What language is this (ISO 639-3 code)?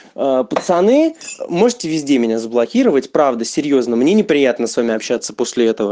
rus